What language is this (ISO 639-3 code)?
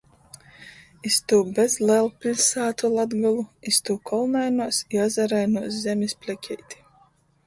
ltg